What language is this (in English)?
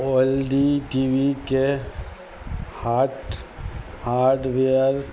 Maithili